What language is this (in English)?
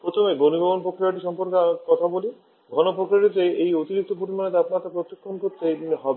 Bangla